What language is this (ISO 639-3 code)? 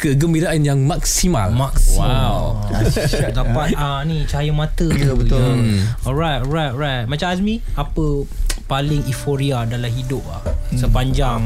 msa